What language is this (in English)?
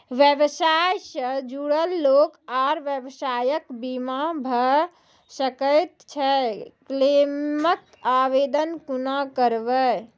Maithili